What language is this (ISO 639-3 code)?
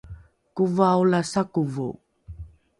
dru